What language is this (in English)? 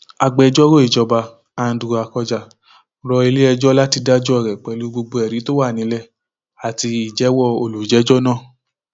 Yoruba